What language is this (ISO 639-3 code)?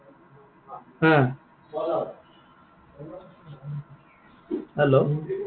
asm